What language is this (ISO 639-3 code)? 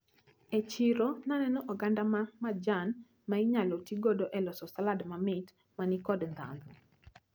luo